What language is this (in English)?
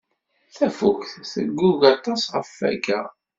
Kabyle